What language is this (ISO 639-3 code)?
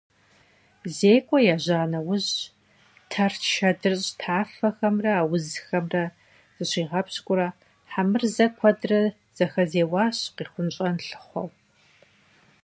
kbd